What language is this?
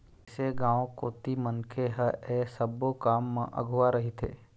Chhattisgarhi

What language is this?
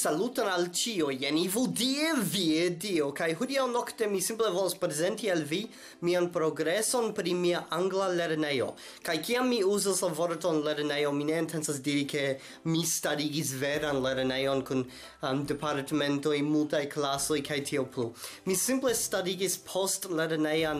Romanian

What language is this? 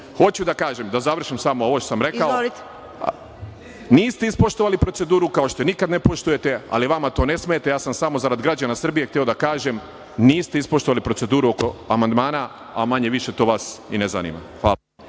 Serbian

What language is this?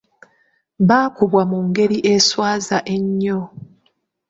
Ganda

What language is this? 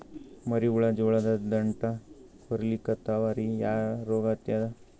Kannada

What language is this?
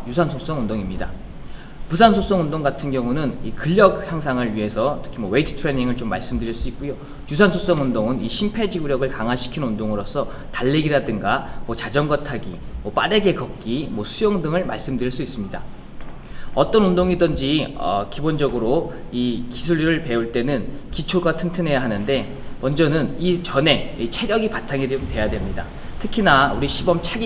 Korean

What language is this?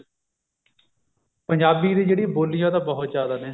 Punjabi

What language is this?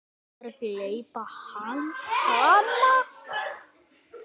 Icelandic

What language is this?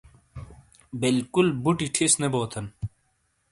Shina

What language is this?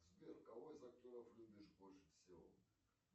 Russian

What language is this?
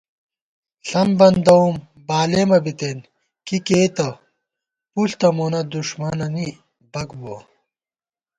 Gawar-Bati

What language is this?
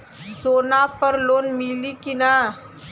Bhojpuri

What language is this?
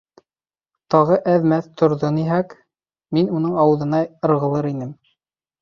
Bashkir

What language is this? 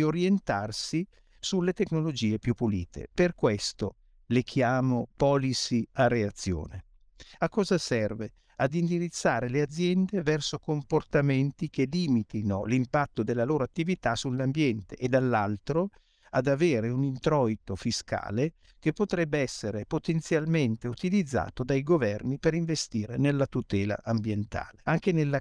Italian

